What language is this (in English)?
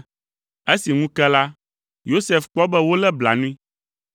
Ewe